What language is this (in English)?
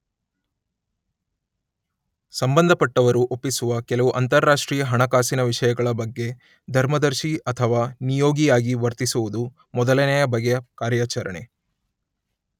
Kannada